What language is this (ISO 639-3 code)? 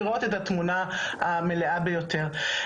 heb